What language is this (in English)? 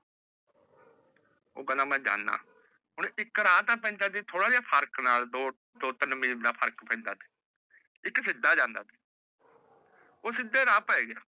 Punjabi